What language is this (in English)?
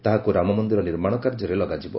Odia